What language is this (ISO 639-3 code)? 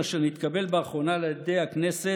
heb